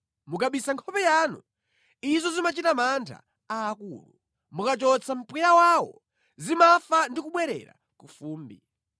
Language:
Nyanja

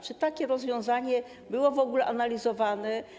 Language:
Polish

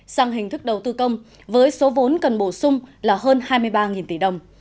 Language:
Vietnamese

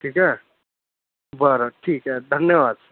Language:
Marathi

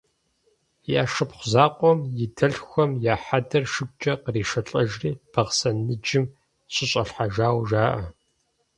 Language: Kabardian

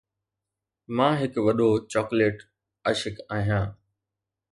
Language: Sindhi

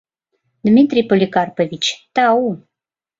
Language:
Mari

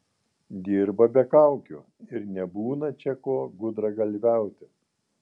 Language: Lithuanian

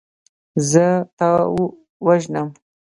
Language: Pashto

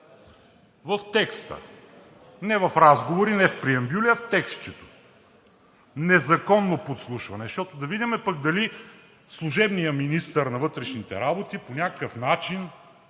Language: Bulgarian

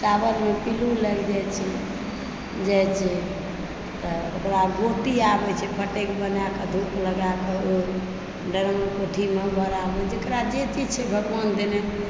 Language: Maithili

